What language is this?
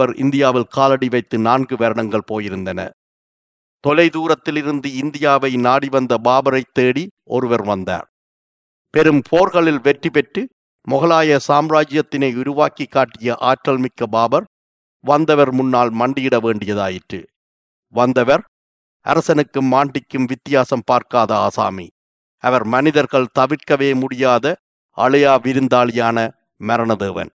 Tamil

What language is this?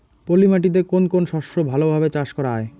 Bangla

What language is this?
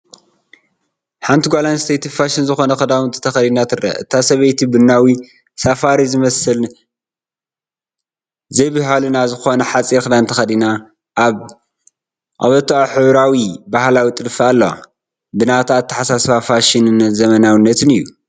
Tigrinya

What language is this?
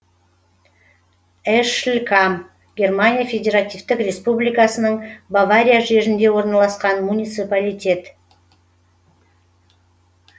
Kazakh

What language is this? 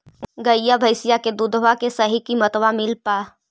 Magahi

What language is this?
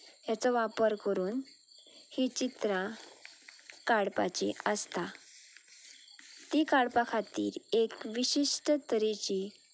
Konkani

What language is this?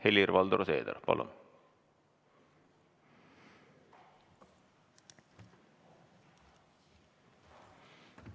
Estonian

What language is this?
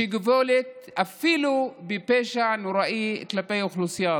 Hebrew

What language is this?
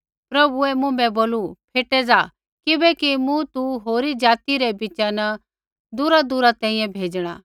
Kullu Pahari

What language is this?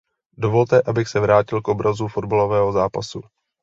Czech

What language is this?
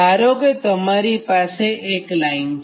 Gujarati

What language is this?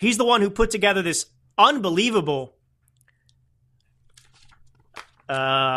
English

